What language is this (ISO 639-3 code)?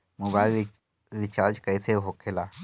bho